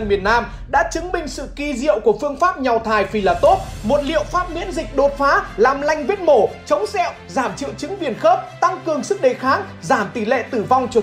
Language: Vietnamese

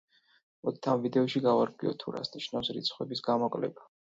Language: Georgian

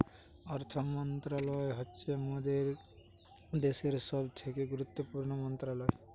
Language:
Bangla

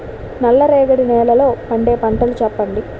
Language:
Telugu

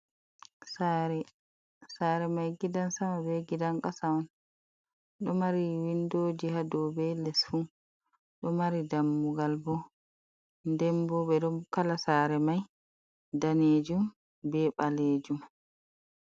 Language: Fula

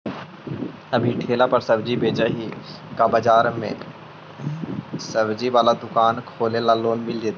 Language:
Magahi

